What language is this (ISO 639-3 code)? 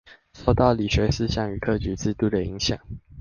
zho